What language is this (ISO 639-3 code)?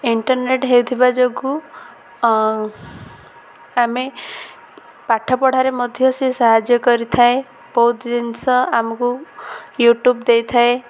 ori